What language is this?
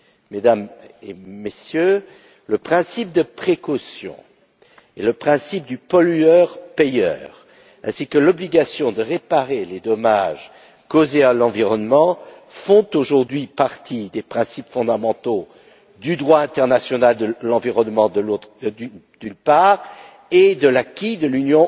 French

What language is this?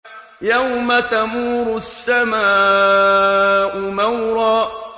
Arabic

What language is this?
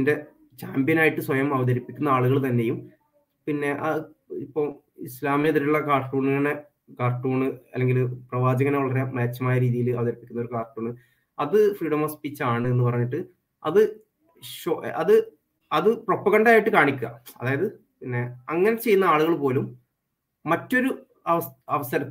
Malayalam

